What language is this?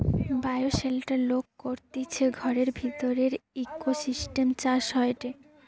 Bangla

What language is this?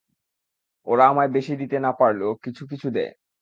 Bangla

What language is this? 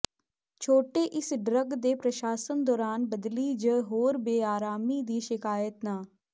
Punjabi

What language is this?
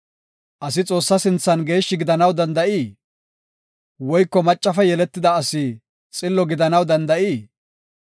Gofa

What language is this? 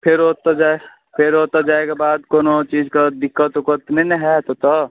Maithili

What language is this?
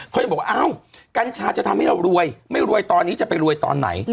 Thai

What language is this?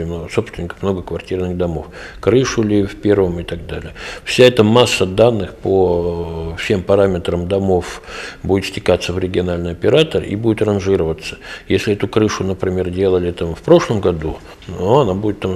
Russian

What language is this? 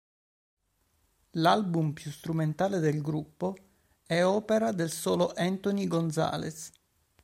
Italian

